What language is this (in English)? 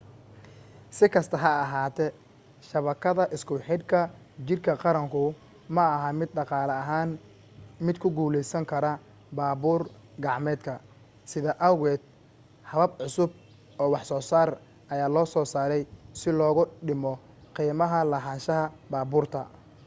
Somali